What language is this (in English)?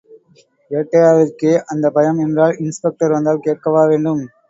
Tamil